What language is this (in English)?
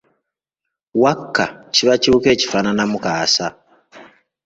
Ganda